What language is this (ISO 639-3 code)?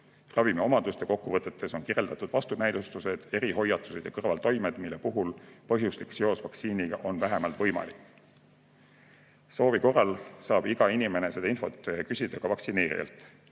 est